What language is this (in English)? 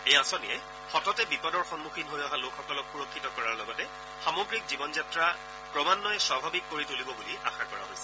Assamese